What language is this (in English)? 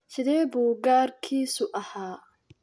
Somali